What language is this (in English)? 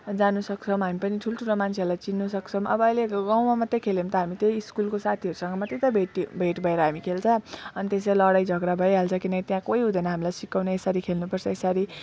Nepali